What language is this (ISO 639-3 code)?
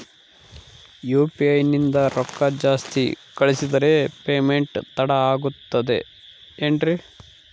kan